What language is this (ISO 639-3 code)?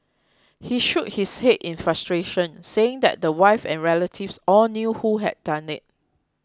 eng